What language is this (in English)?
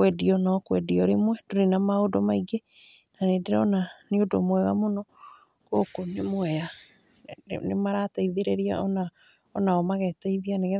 Kikuyu